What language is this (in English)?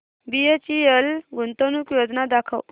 Marathi